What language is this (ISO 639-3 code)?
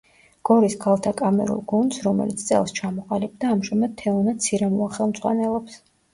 kat